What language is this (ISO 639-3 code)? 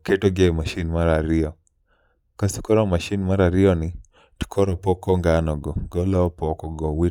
luo